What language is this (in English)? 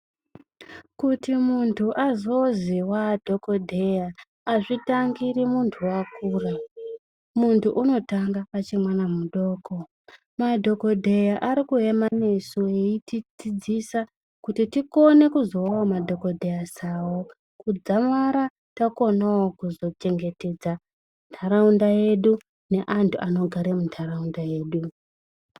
Ndau